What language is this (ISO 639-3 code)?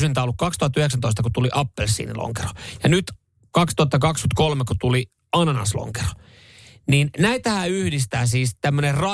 fin